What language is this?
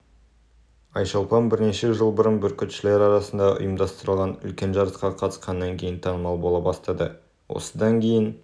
Kazakh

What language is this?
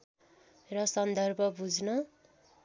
Nepali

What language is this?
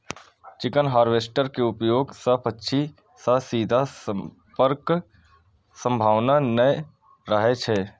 Maithili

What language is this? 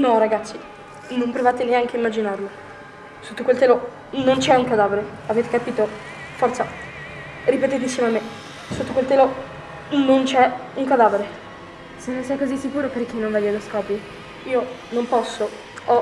Italian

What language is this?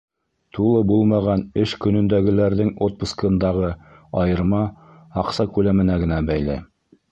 Bashkir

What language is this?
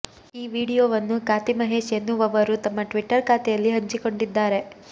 Kannada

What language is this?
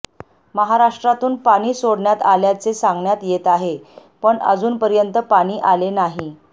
Marathi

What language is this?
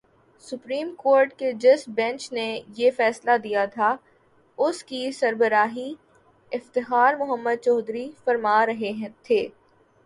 Urdu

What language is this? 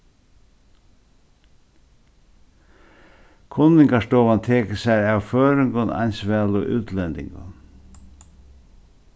Faroese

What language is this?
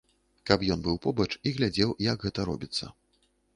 Belarusian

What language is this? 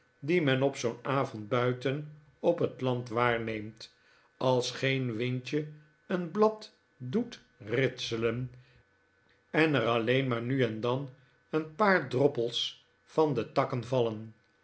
Dutch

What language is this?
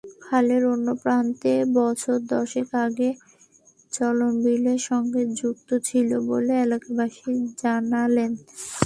Bangla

